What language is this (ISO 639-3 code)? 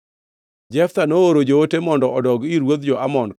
luo